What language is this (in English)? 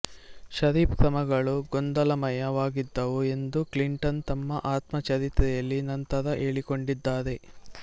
Kannada